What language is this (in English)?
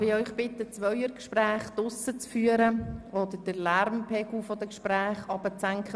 Swiss German